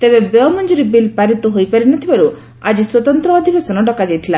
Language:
Odia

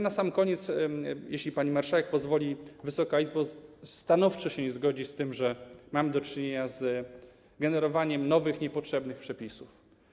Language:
Polish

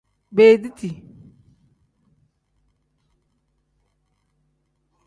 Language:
Tem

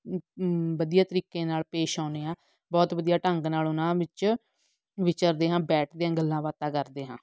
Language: Punjabi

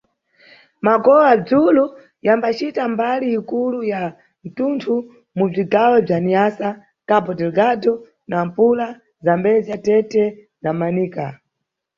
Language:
Nyungwe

